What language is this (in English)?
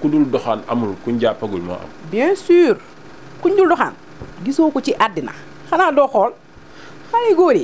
Indonesian